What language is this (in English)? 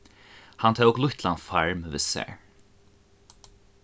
Faroese